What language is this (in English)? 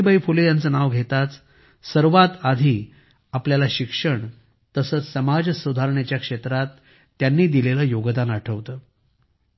Marathi